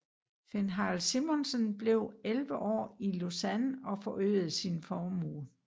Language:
Danish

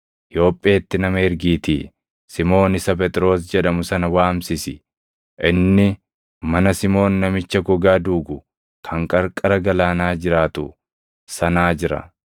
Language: Oromo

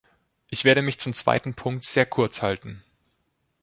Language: German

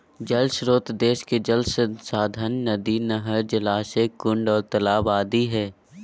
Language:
Magahi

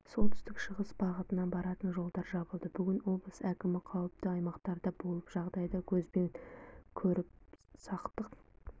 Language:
Kazakh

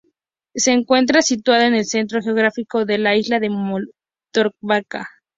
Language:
Spanish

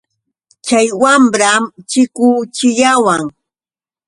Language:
Yauyos Quechua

